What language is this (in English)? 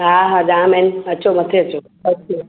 Sindhi